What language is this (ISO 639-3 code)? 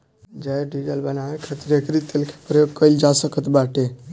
bho